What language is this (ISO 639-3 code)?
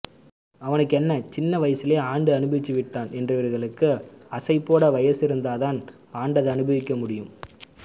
tam